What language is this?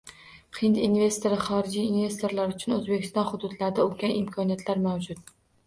Uzbek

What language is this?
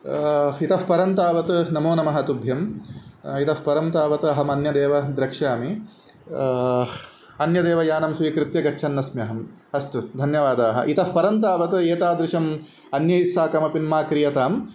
Sanskrit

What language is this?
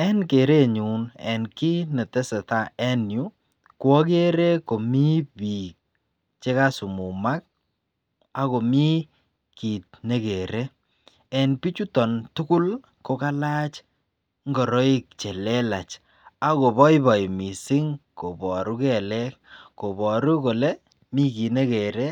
Kalenjin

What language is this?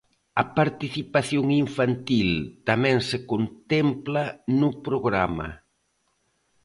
Galician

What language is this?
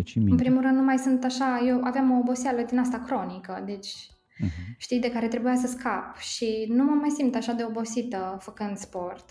Romanian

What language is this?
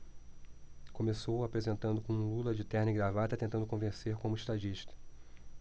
Portuguese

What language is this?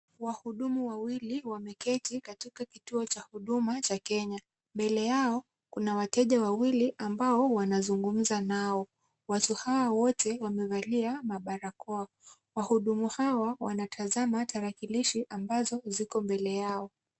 Swahili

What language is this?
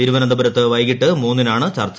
Malayalam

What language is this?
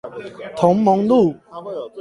Chinese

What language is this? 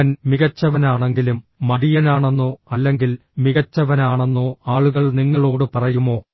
Malayalam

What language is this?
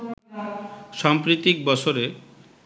Bangla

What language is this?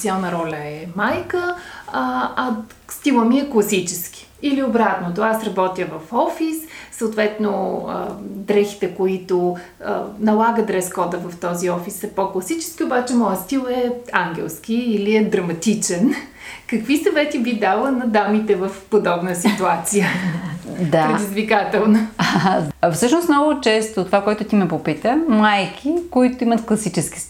Bulgarian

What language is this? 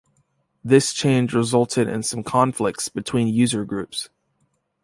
English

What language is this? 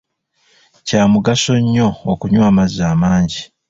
Ganda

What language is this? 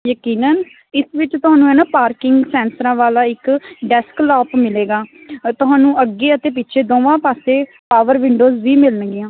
Punjabi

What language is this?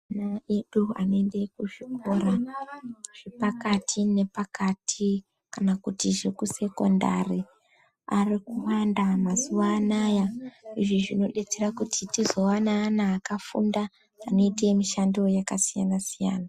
Ndau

